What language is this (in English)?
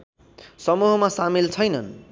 Nepali